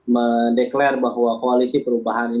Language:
Indonesian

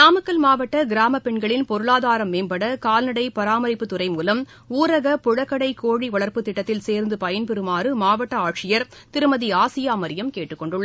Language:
Tamil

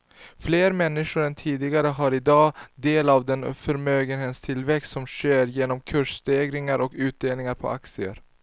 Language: Swedish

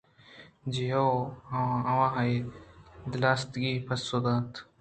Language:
Eastern Balochi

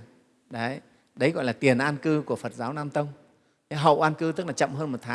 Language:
Vietnamese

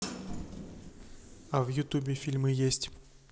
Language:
Russian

